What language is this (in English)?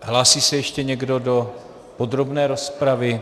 Czech